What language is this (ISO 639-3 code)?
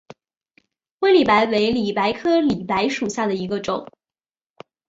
zho